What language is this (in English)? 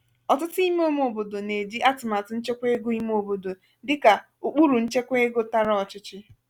Igbo